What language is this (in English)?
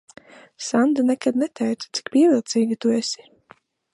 Latvian